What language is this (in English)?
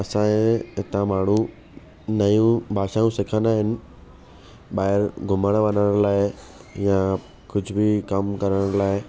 Sindhi